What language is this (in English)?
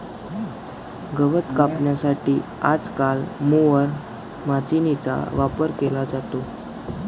Marathi